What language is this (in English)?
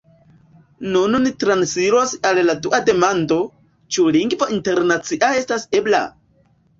Esperanto